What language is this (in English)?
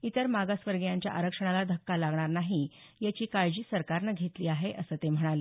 Marathi